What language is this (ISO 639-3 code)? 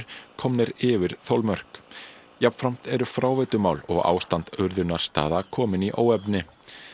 isl